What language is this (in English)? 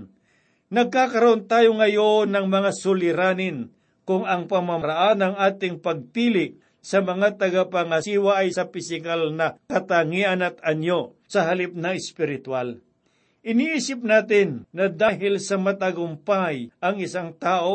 Filipino